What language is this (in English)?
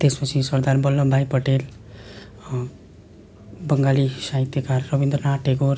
Nepali